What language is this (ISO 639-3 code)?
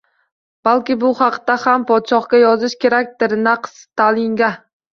uzb